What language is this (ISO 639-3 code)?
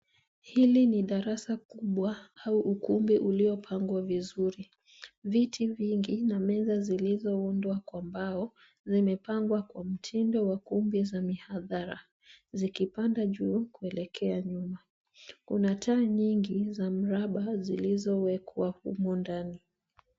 swa